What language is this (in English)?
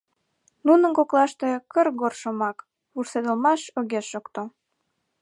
Mari